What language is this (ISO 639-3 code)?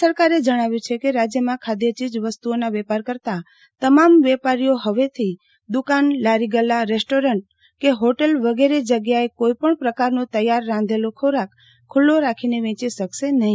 guj